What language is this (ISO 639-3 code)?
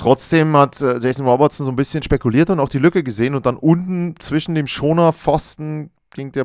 deu